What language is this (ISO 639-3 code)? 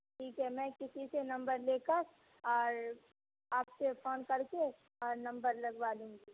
urd